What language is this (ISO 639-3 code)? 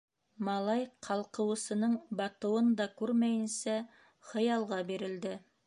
bak